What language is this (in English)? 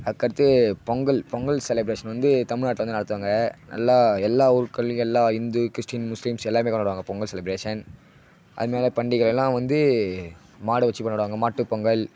Tamil